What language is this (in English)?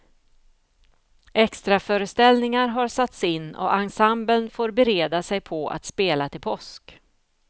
Swedish